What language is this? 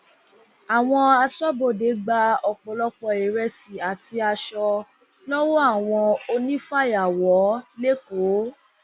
Yoruba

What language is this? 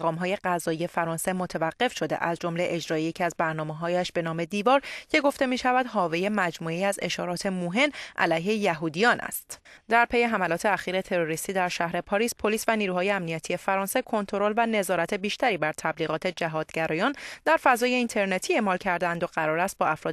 Persian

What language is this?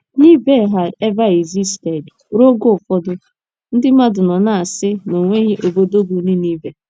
Igbo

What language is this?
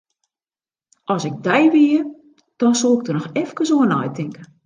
Western Frisian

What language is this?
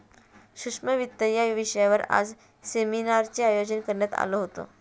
Marathi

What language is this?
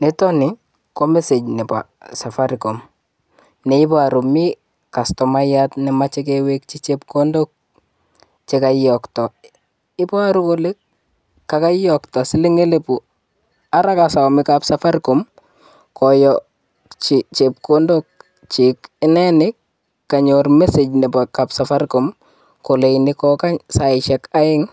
Kalenjin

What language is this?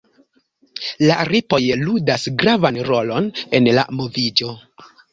Esperanto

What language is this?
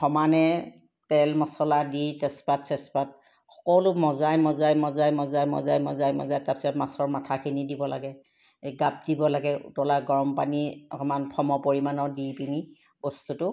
Assamese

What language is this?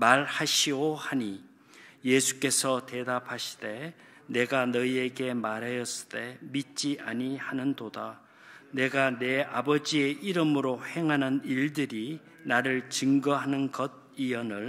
Korean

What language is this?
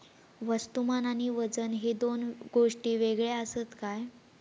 Marathi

